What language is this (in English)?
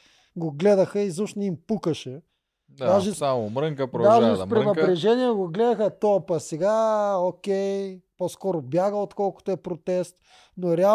Bulgarian